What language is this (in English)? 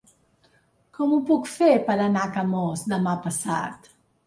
Catalan